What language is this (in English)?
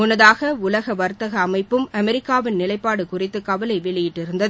Tamil